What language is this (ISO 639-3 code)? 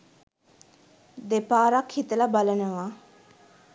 sin